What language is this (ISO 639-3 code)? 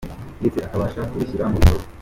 kin